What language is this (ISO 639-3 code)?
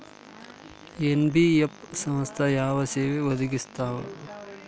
kan